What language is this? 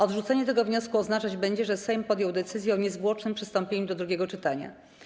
Polish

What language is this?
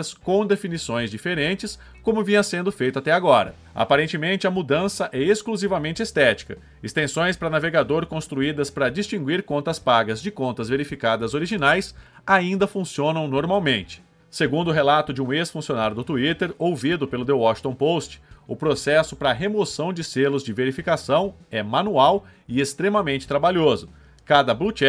Portuguese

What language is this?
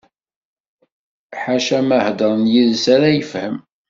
Kabyle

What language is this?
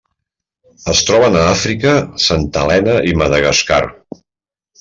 Catalan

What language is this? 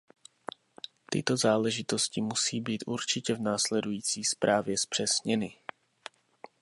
Czech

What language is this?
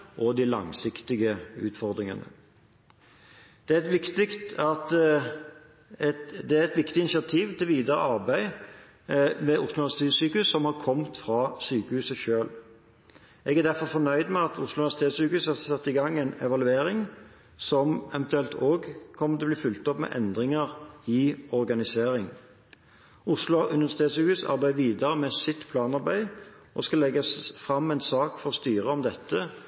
Norwegian Bokmål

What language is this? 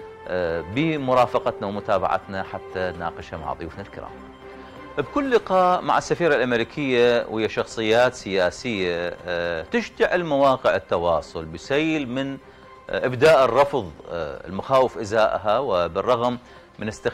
Arabic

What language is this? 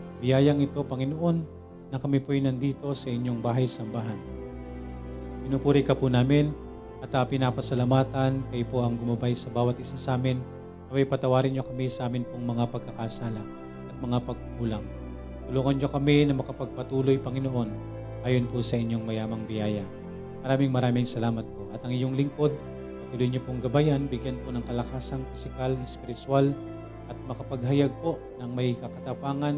Filipino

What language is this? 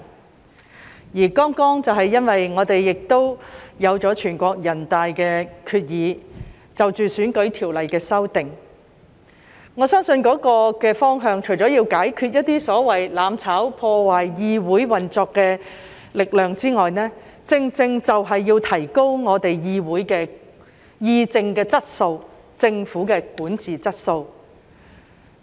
Cantonese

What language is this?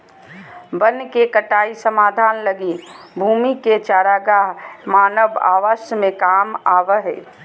Magahi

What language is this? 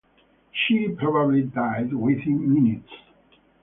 English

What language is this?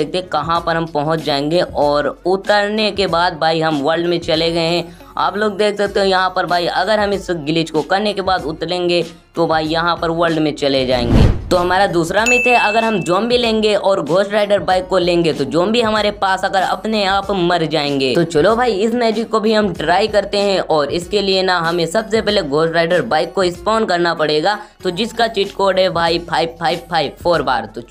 Hindi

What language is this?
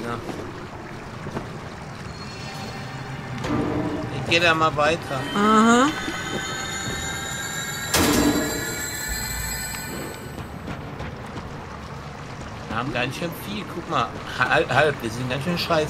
German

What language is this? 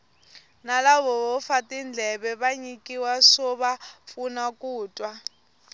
Tsonga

